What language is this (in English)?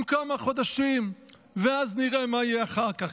Hebrew